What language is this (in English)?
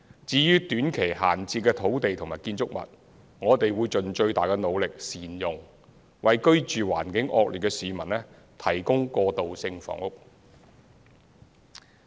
Cantonese